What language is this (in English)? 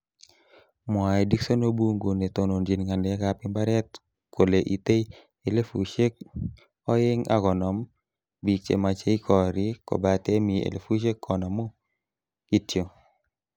Kalenjin